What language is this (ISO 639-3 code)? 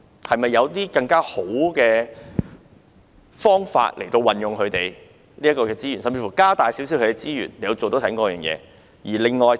yue